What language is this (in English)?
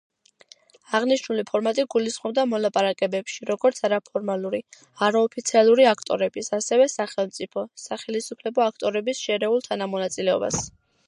Georgian